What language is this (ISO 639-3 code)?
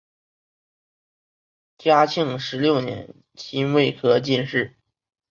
zho